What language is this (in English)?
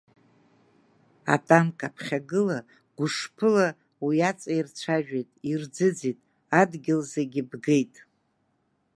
Abkhazian